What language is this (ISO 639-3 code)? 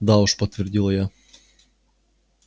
rus